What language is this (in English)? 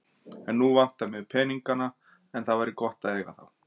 Icelandic